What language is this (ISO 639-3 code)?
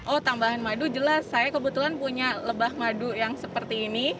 ind